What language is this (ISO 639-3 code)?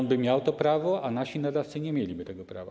pol